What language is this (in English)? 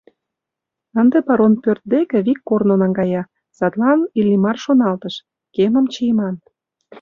Mari